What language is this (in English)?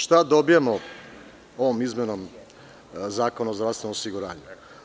Serbian